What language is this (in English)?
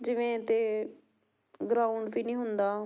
Punjabi